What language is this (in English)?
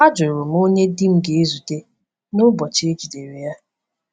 Igbo